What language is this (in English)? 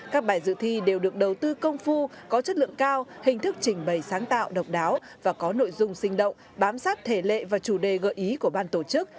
Vietnamese